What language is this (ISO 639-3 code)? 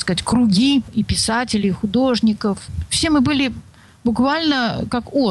rus